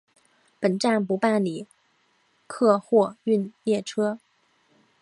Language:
Chinese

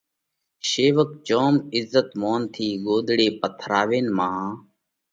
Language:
Parkari Koli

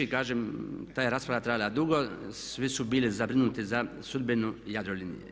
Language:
Croatian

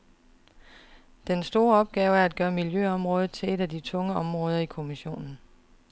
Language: Danish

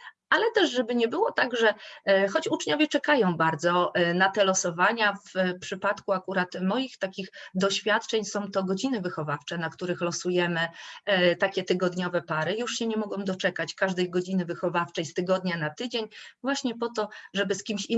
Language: Polish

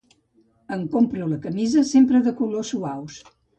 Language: Catalan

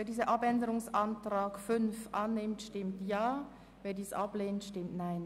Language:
Swiss German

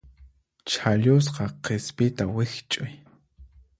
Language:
Puno Quechua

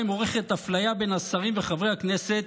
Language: Hebrew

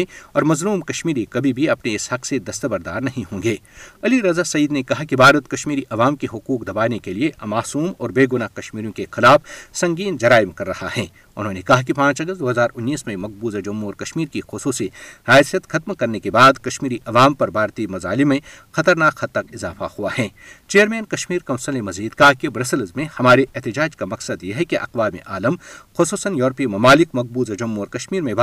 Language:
Urdu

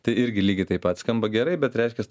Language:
Lithuanian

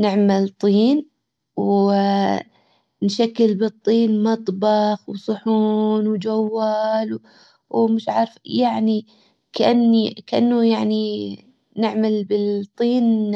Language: Hijazi Arabic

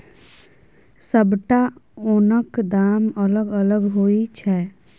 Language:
Maithili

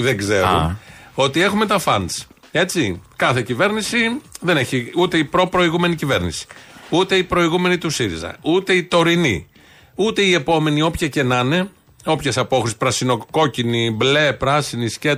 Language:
Greek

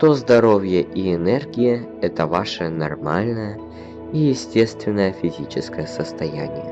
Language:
Russian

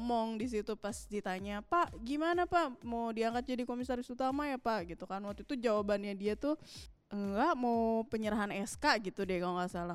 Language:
Indonesian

